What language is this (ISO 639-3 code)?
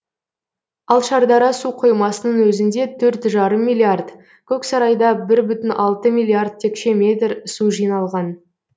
kaz